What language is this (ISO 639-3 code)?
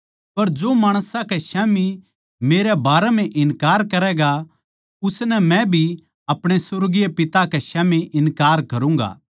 bgc